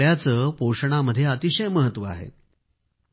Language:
Marathi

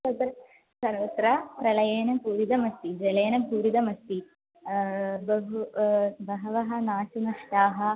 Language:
Sanskrit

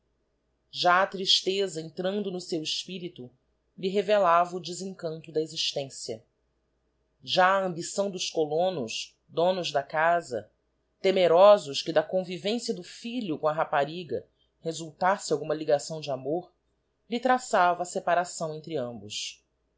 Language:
Portuguese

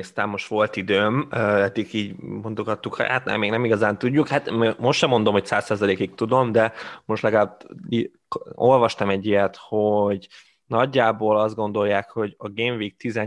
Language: Hungarian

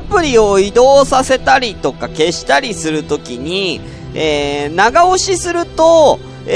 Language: Japanese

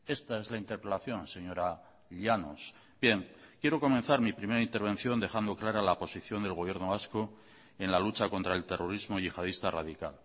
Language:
Spanish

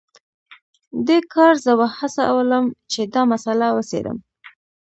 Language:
Pashto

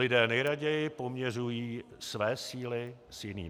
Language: Czech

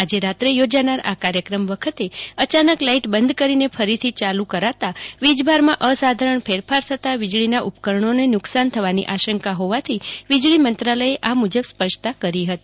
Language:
Gujarati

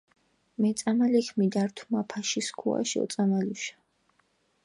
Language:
Mingrelian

